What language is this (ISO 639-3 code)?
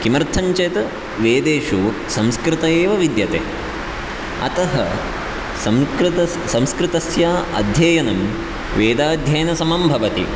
san